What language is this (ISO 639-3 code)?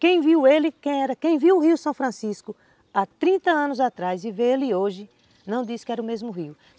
por